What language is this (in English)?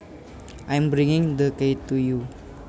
Javanese